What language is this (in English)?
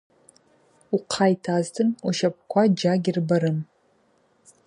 Abaza